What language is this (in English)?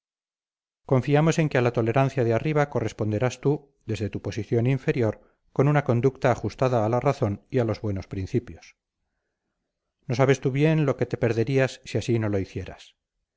Spanish